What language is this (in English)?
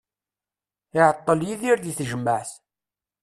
Kabyle